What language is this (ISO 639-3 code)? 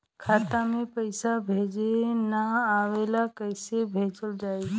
bho